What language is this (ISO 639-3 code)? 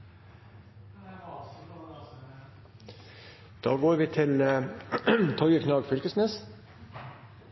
nno